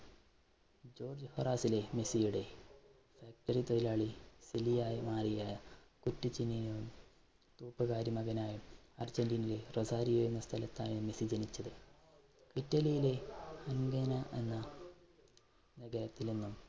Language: Malayalam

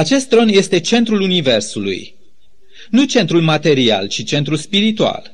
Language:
Romanian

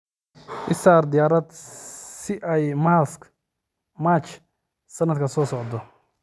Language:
Somali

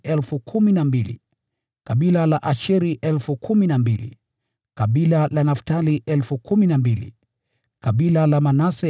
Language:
Swahili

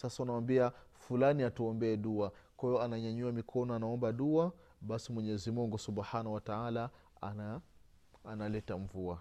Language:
Swahili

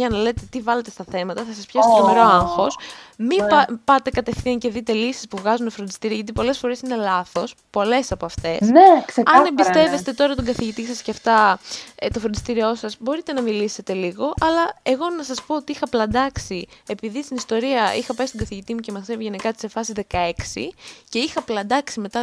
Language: Greek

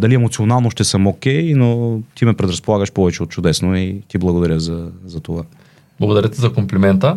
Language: Bulgarian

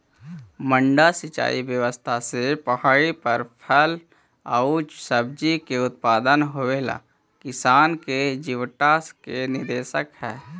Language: Magahi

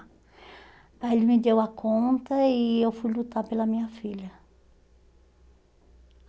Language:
Portuguese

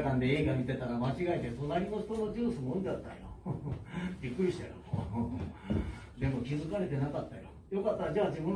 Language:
Japanese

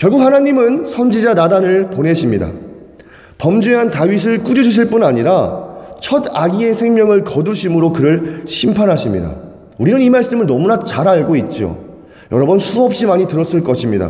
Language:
Korean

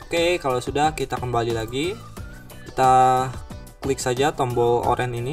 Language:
Indonesian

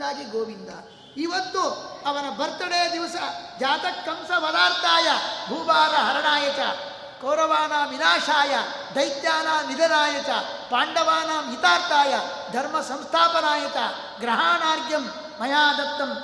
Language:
Kannada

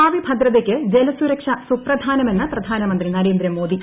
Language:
Malayalam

